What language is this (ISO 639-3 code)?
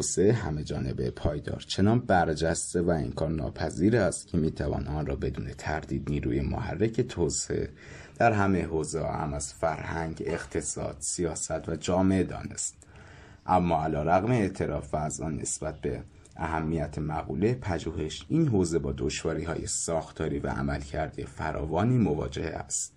fas